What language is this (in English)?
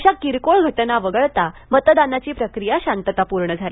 Marathi